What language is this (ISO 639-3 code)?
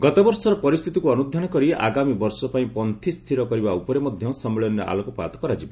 ori